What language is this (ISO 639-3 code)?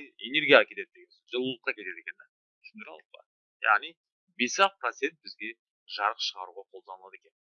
rus